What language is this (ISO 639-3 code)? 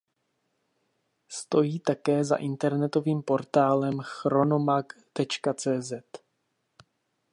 ces